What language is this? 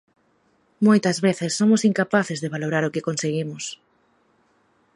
Galician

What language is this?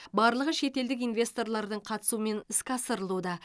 Kazakh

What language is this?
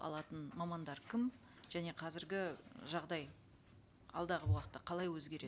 Kazakh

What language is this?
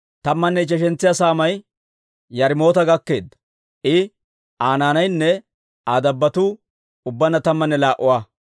Dawro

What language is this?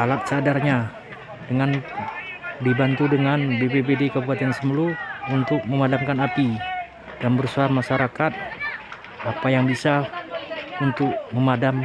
Indonesian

